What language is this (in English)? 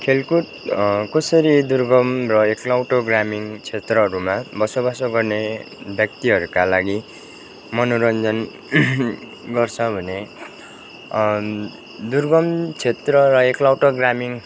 Nepali